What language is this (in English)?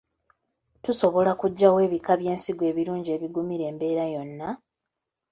Ganda